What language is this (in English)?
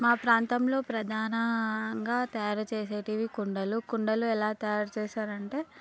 Telugu